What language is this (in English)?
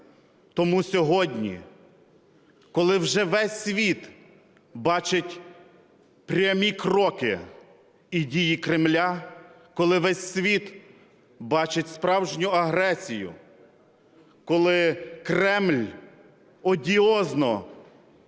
Ukrainian